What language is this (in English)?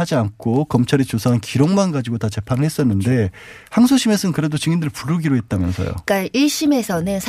Korean